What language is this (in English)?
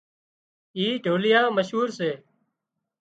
Wadiyara Koli